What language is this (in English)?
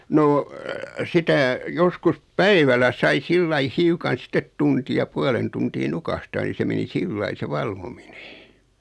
Finnish